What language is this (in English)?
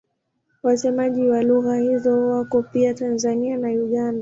Swahili